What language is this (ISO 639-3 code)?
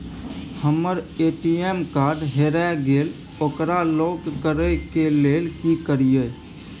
mai